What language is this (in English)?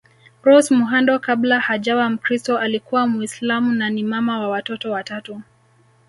Swahili